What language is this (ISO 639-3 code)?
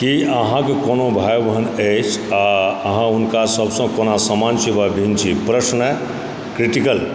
mai